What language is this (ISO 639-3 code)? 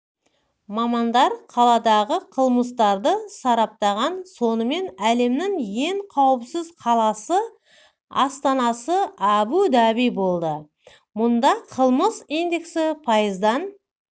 kaz